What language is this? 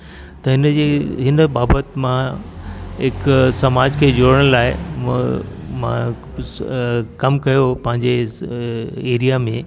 Sindhi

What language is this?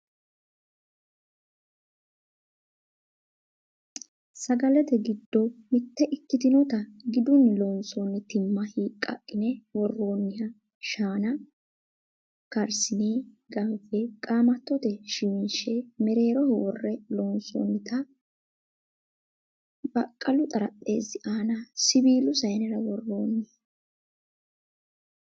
Sidamo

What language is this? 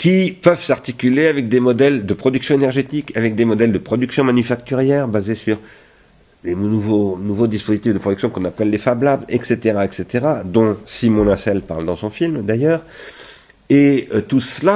French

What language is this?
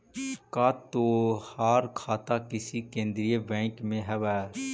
Magahi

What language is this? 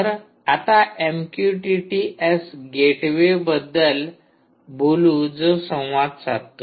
Marathi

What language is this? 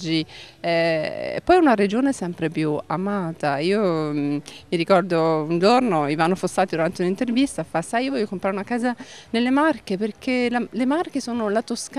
Italian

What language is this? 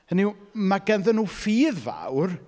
Welsh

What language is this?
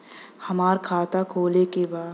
Bhojpuri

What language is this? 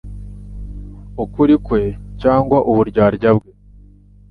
Kinyarwanda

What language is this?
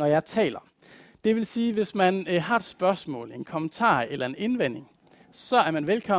Danish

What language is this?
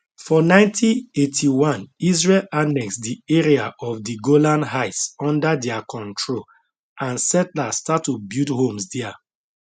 Nigerian Pidgin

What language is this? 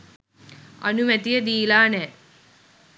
Sinhala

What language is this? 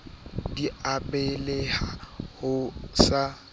Southern Sotho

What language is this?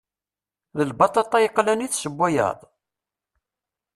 Kabyle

